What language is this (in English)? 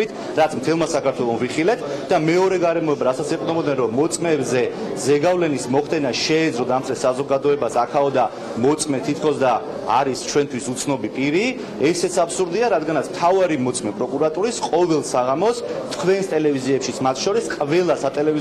Romanian